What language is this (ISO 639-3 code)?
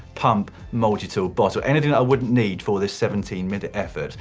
eng